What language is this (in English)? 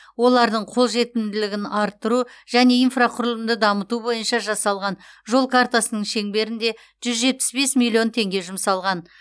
Kazakh